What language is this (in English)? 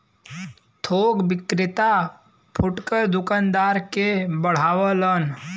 Bhojpuri